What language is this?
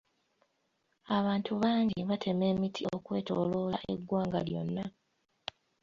Ganda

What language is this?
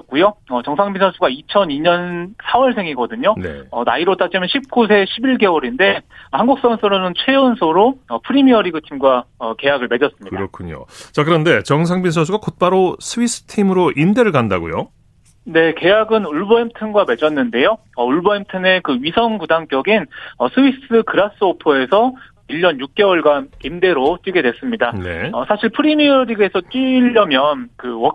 Korean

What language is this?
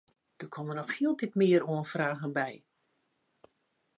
Western Frisian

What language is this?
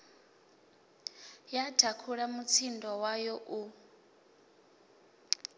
Venda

